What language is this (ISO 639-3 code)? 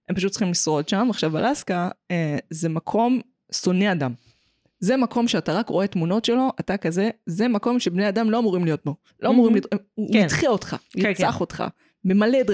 heb